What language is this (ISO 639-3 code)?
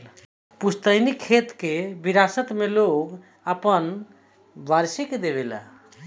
bho